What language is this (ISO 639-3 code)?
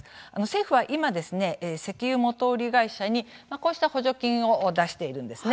jpn